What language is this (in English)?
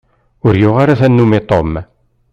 Kabyle